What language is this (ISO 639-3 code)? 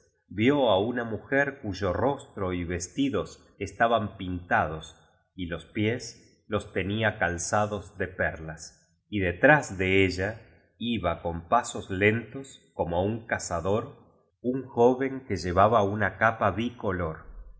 spa